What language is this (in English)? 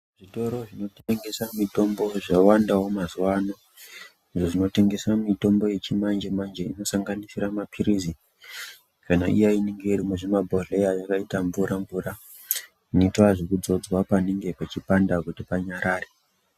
Ndau